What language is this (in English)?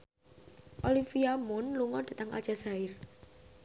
Javanese